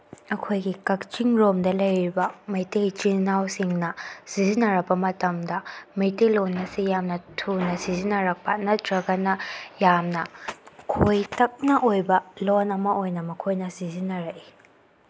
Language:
Manipuri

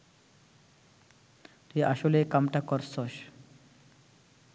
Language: Bangla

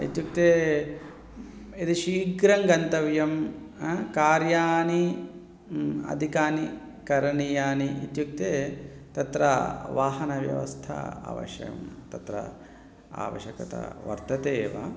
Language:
Sanskrit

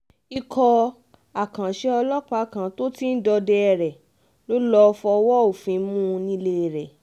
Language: Yoruba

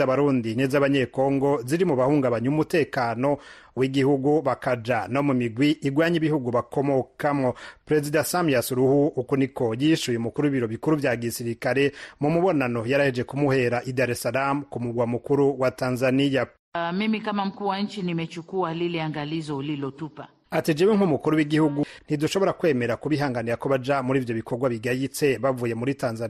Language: Swahili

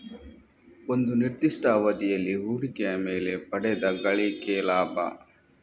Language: Kannada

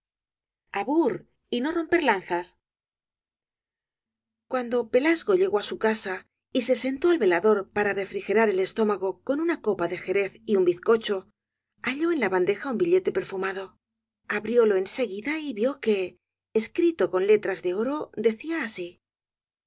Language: Spanish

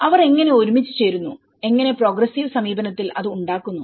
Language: Malayalam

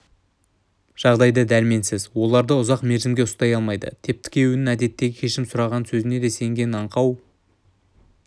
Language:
Kazakh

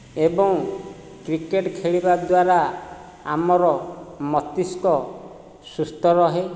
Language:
Odia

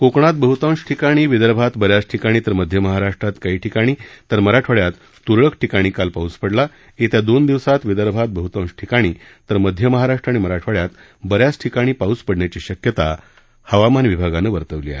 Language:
Marathi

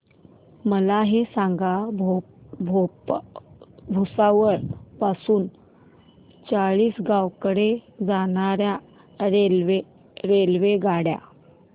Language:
Marathi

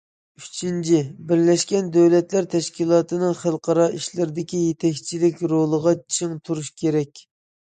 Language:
Uyghur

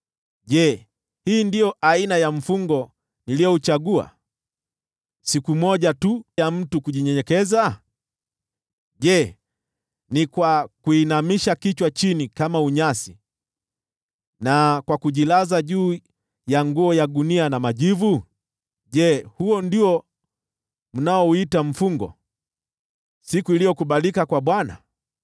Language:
Swahili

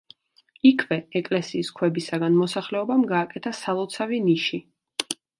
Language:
Georgian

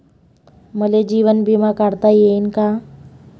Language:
Marathi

